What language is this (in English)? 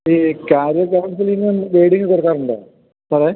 Malayalam